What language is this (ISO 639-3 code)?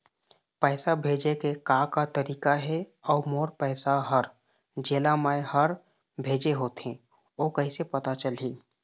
hne